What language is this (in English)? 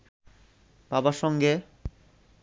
Bangla